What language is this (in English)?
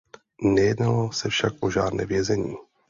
Czech